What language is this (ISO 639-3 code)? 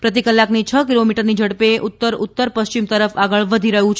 guj